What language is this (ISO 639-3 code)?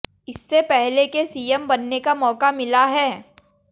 hin